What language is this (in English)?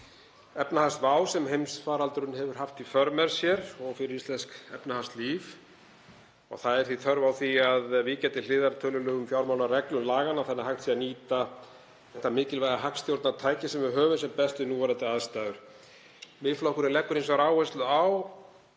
Icelandic